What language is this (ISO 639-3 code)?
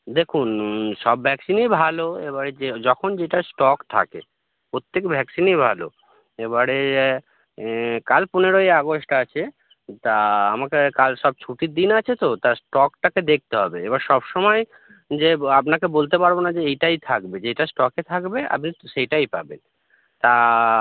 ben